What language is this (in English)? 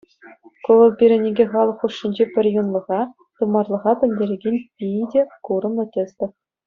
Chuvash